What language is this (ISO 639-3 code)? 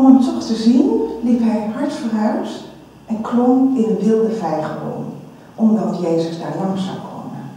nld